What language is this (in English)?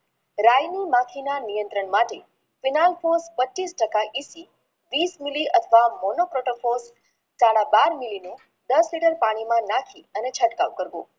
Gujarati